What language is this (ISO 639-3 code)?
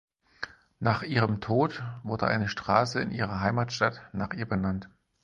deu